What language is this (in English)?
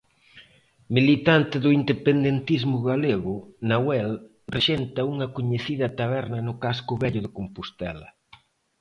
Galician